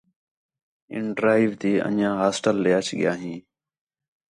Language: Khetrani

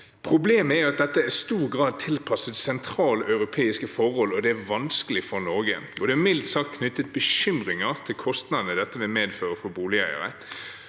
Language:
Norwegian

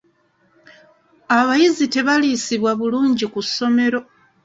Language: Ganda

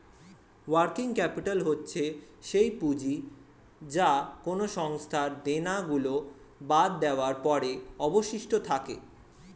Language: Bangla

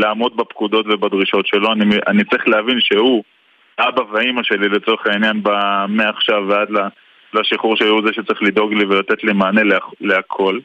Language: Hebrew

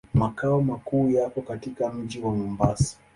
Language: Swahili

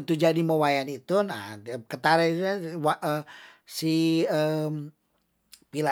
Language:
Tondano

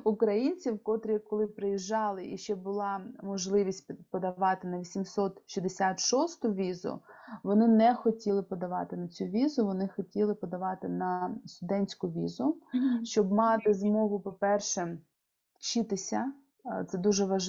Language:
Ukrainian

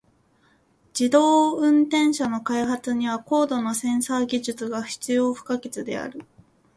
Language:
Japanese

